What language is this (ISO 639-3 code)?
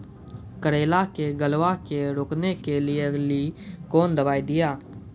mai